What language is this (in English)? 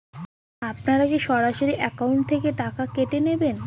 Bangla